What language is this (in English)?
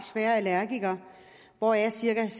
Danish